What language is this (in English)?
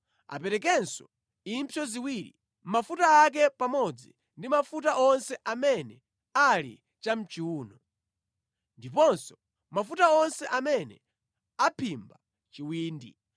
Nyanja